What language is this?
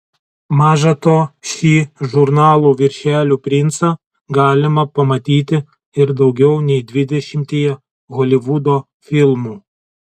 Lithuanian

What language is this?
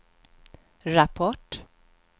Swedish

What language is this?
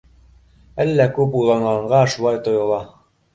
Bashkir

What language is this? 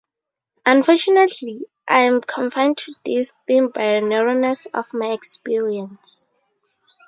English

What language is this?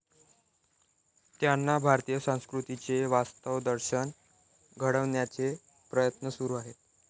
Marathi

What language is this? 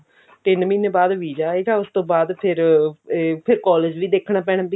Punjabi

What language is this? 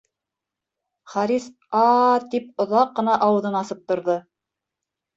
Bashkir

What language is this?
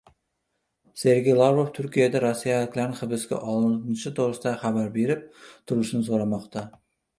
Uzbek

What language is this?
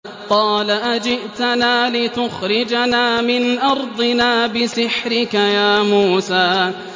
Arabic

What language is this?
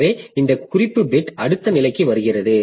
Tamil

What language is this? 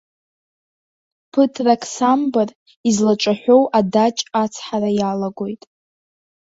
Abkhazian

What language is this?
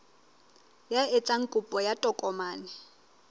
Southern Sotho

